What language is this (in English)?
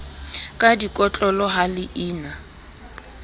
Southern Sotho